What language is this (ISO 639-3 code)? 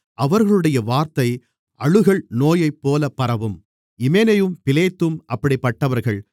tam